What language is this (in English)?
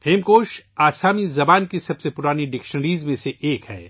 Urdu